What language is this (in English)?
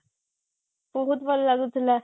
Odia